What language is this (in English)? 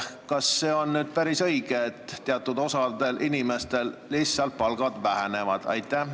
Estonian